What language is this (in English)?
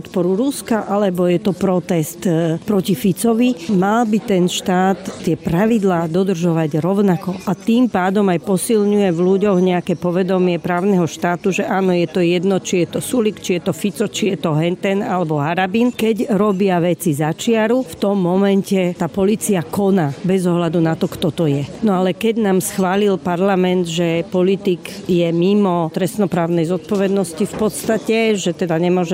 Slovak